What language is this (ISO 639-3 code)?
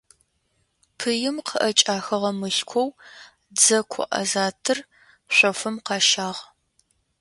ady